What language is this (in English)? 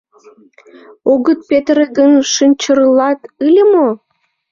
Mari